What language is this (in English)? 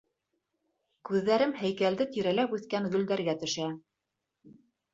Bashkir